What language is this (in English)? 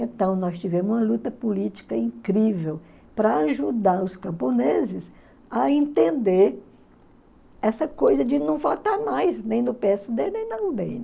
Portuguese